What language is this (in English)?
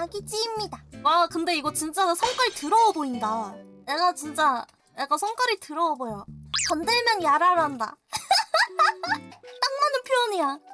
Korean